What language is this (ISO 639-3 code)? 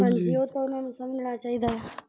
pan